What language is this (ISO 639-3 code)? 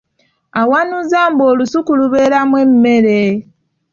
lug